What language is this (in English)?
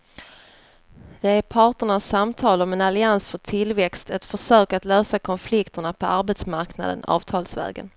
Swedish